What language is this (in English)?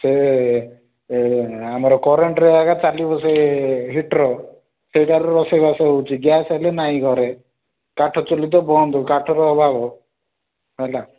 Odia